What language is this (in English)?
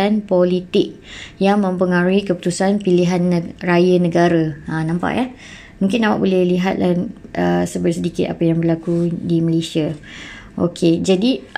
Malay